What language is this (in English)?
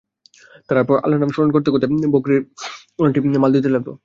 Bangla